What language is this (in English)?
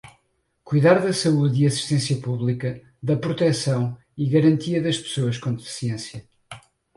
Portuguese